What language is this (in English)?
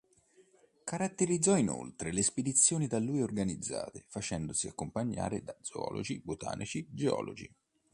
Italian